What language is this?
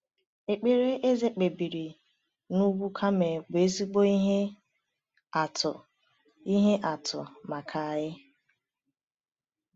Igbo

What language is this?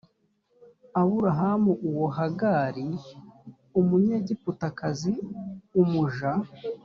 Kinyarwanda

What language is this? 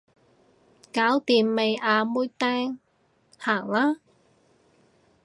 Cantonese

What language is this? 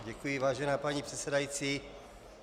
Czech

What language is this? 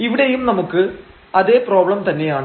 Malayalam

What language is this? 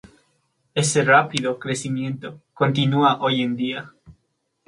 Spanish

